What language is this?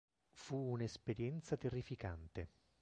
Italian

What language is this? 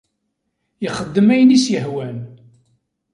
Kabyle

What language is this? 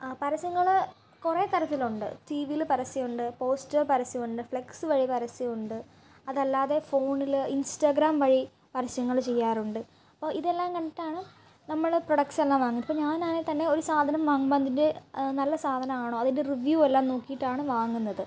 Malayalam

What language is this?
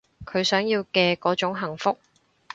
Cantonese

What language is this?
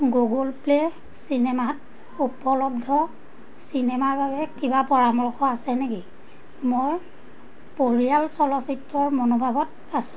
Assamese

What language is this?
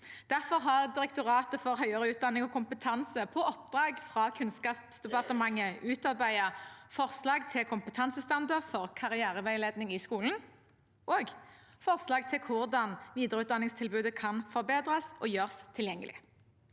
Norwegian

